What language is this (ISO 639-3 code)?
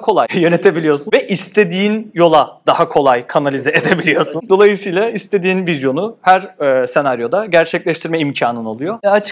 tur